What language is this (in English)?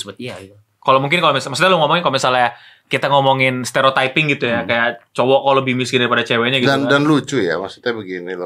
Indonesian